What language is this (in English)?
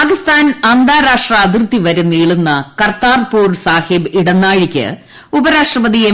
Malayalam